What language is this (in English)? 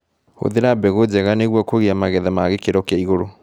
Kikuyu